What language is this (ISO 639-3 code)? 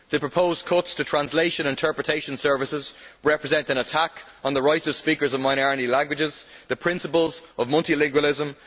eng